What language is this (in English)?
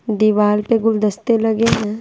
Hindi